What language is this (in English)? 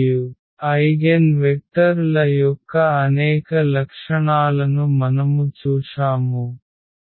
Telugu